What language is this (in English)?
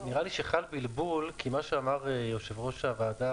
Hebrew